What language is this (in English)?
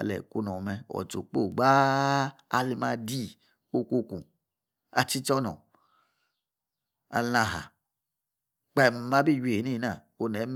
Yace